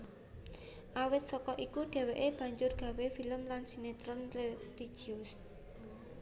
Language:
Javanese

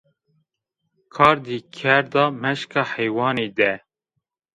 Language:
Zaza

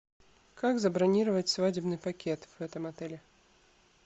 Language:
Russian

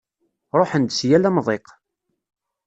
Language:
Kabyle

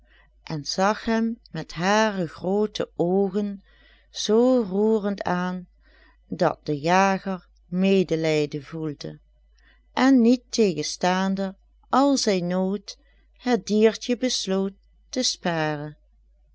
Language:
Dutch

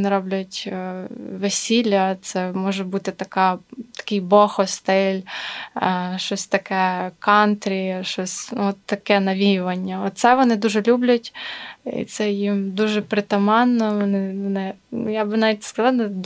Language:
Ukrainian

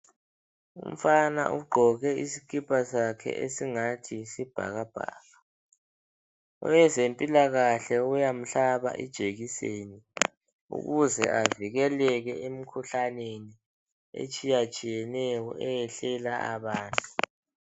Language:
North Ndebele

